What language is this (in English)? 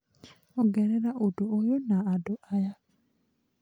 Kikuyu